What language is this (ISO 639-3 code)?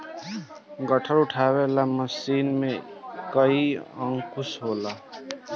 bho